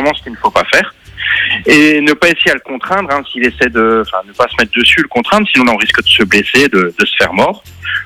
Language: French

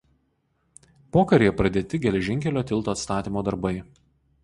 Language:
Lithuanian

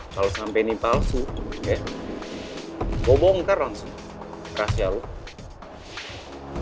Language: Indonesian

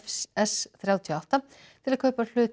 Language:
Icelandic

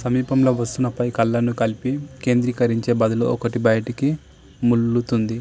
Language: Telugu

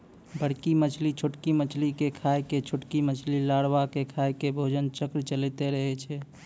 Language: Maithili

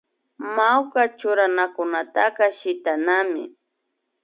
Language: Imbabura Highland Quichua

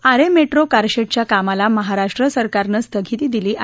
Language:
Marathi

